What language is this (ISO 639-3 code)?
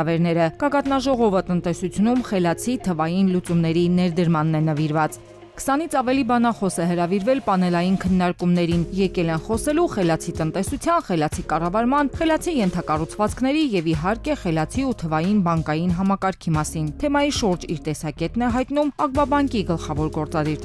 ron